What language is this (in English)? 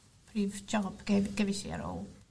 Welsh